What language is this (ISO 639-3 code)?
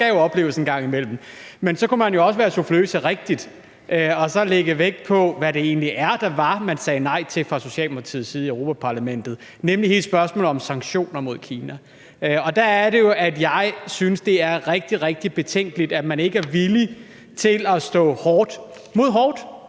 dan